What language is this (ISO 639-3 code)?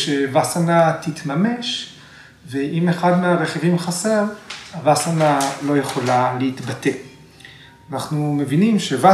heb